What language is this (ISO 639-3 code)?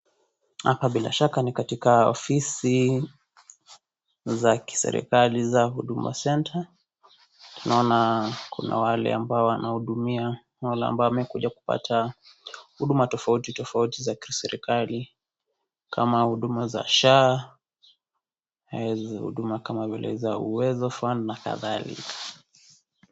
swa